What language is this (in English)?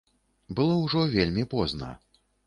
Belarusian